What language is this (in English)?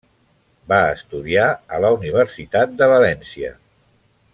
Catalan